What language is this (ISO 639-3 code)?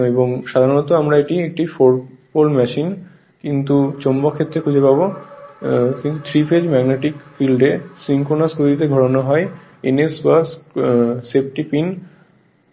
ben